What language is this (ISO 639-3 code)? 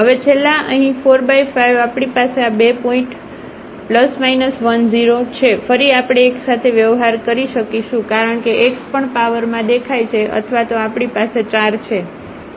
guj